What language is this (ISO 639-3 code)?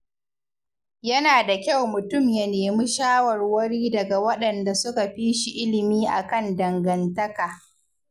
hau